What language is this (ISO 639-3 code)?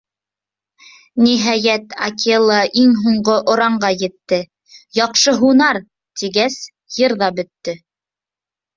bak